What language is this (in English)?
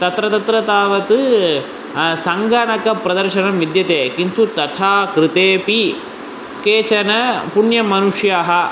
Sanskrit